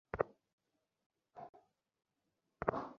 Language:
Bangla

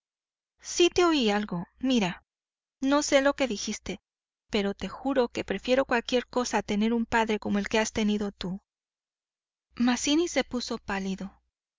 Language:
Spanish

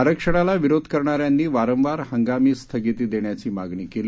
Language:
Marathi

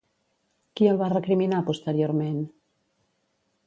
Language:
Catalan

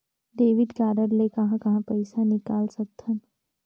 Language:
Chhattisgarhi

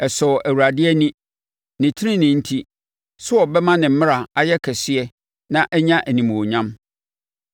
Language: Akan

